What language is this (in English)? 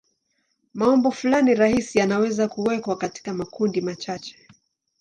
Swahili